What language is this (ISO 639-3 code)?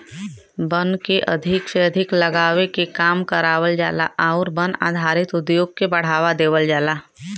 bho